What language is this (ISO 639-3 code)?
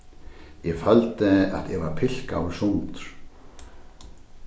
fao